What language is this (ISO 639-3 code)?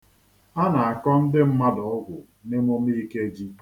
ibo